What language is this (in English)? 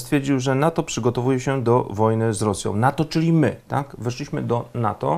Polish